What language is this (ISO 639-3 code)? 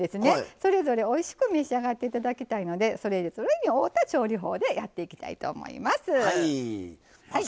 jpn